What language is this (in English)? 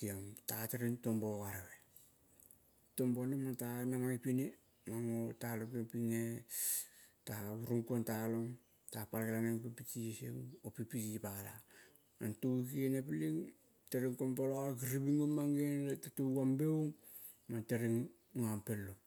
Kol (Papua New Guinea)